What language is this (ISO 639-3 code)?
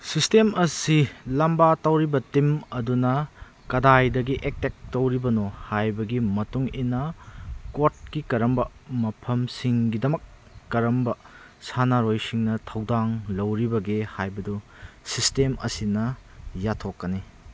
mni